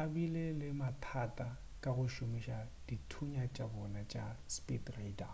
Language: Northern Sotho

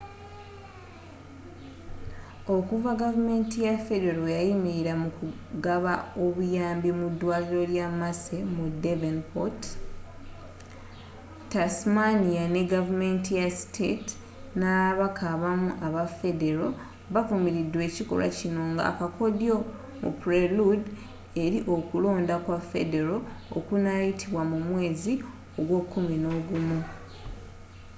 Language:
Ganda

